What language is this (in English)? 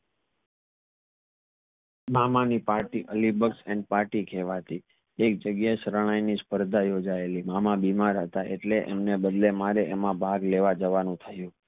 Gujarati